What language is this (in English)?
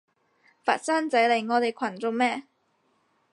Cantonese